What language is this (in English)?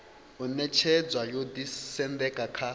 Venda